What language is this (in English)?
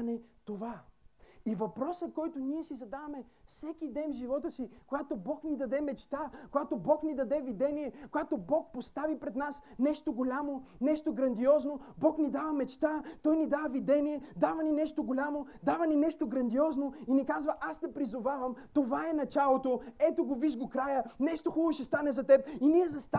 Bulgarian